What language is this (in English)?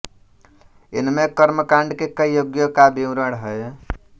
Hindi